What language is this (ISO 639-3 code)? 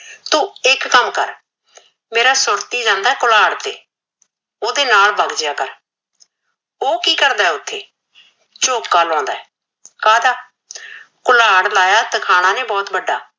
pan